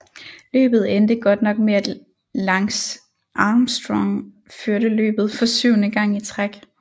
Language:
Danish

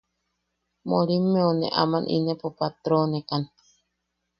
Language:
Yaqui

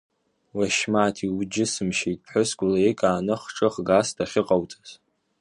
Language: Abkhazian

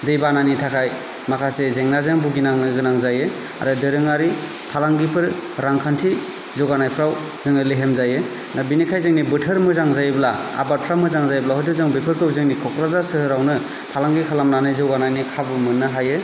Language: Bodo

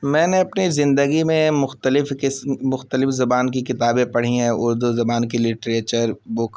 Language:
Urdu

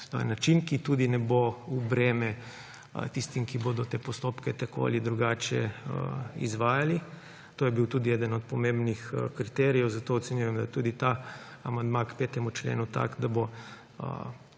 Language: Slovenian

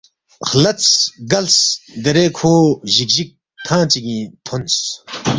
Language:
Balti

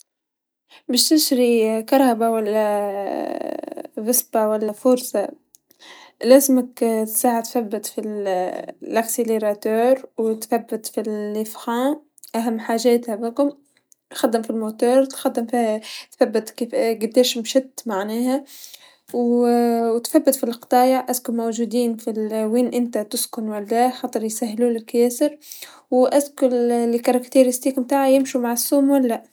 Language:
Tunisian Arabic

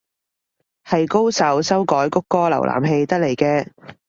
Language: Cantonese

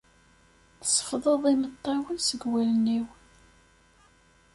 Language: Kabyle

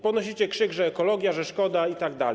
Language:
Polish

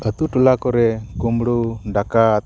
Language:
Santali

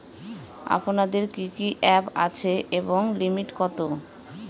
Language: Bangla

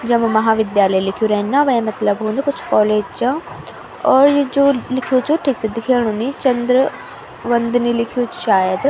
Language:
Garhwali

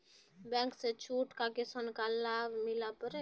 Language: Maithili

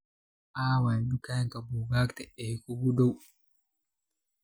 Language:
Somali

